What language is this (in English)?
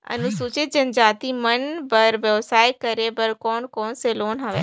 Chhattisgarhi